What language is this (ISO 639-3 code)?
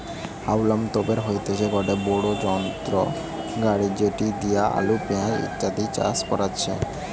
ben